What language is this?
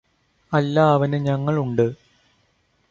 Malayalam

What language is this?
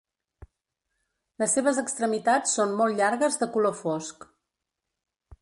Catalan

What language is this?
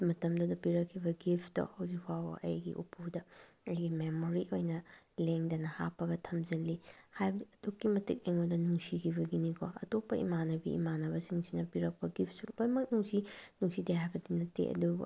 Manipuri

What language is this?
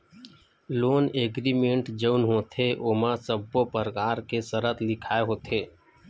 Chhattisgarhi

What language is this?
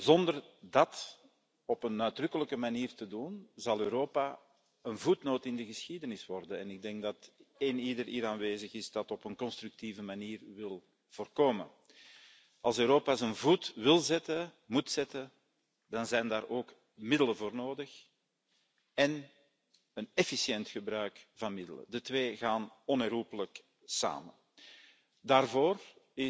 Dutch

